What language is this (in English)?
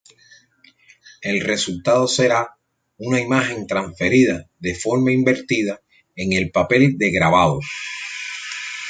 Spanish